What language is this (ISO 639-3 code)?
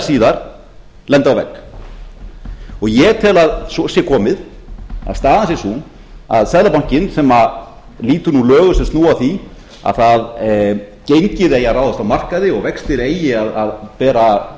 isl